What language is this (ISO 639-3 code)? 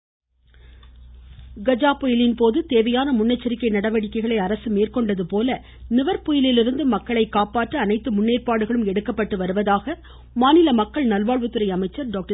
tam